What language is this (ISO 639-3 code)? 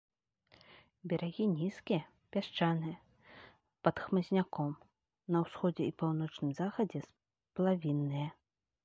bel